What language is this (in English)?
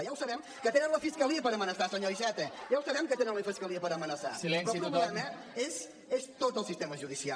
Catalan